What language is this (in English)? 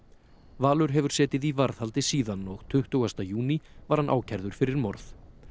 Icelandic